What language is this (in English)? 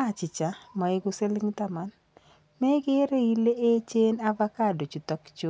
Kalenjin